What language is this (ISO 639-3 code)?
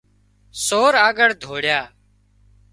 kxp